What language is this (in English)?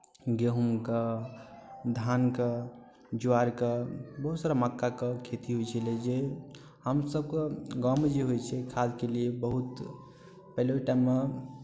Maithili